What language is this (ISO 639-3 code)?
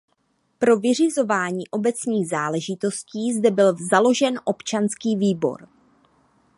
ces